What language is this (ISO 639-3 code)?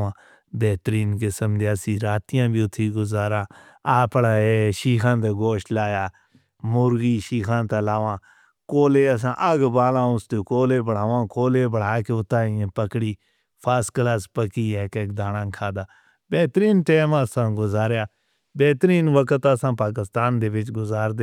hno